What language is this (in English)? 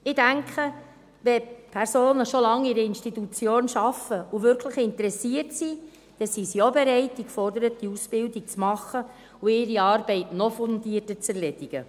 Swiss German